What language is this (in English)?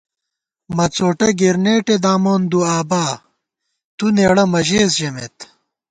Gawar-Bati